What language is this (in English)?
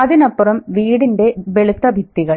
Malayalam